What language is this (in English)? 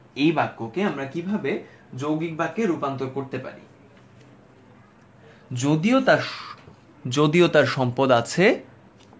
Bangla